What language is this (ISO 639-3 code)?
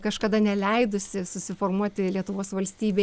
lit